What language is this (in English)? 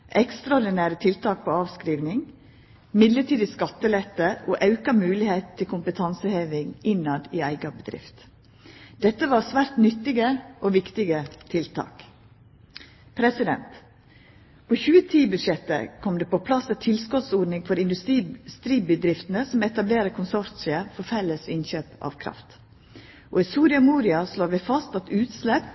Norwegian Nynorsk